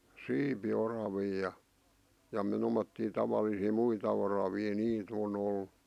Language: Finnish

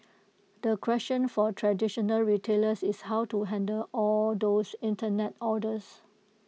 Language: English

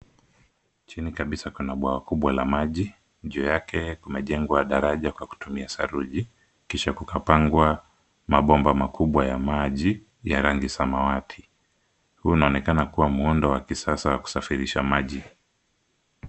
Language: Swahili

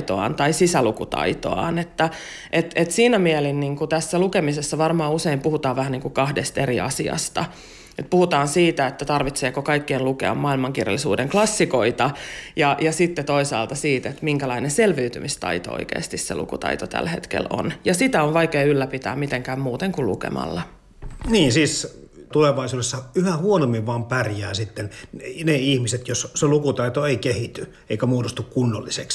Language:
Finnish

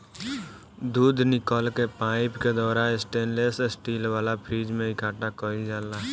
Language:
Bhojpuri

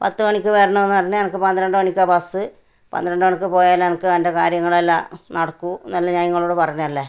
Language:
Malayalam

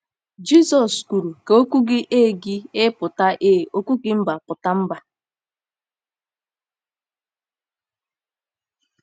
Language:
Igbo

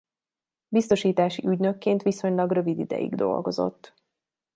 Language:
Hungarian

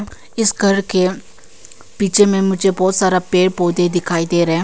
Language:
Hindi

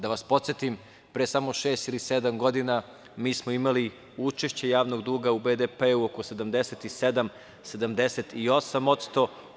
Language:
Serbian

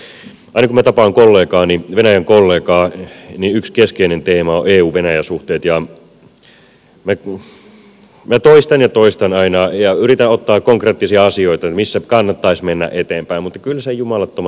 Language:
Finnish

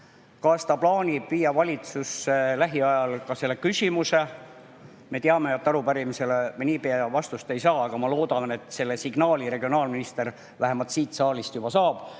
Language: Estonian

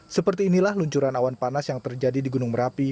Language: Indonesian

